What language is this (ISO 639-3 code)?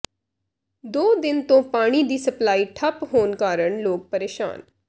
pan